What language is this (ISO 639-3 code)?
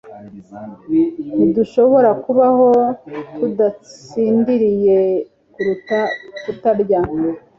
kin